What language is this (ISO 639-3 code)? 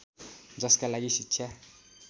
nep